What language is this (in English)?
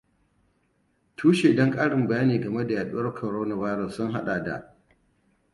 Hausa